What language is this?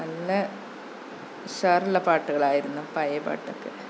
Malayalam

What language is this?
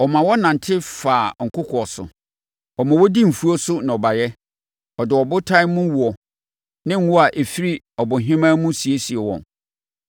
Akan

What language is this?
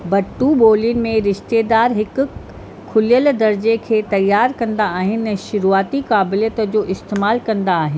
Sindhi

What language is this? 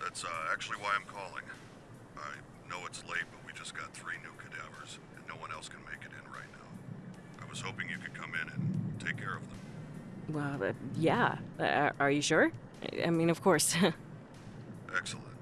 Polish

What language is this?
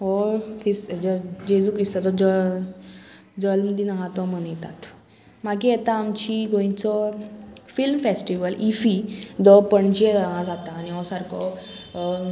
Konkani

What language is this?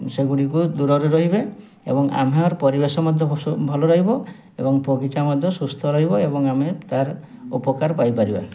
Odia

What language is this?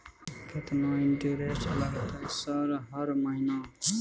Maithili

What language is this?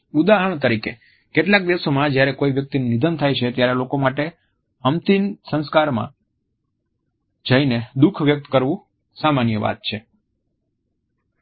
Gujarati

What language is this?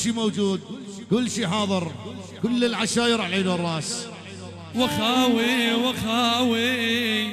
Arabic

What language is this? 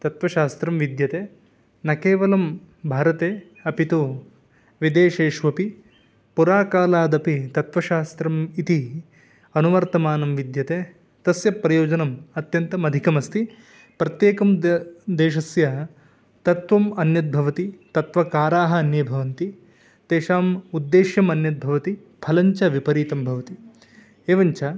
Sanskrit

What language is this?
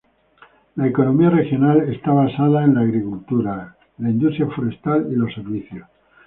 Spanish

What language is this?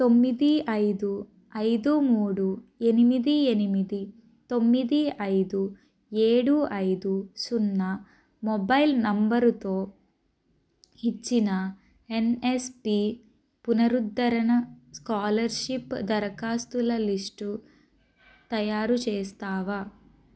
Telugu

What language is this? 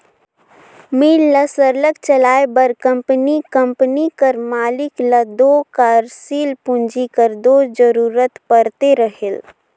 Chhattisgarhi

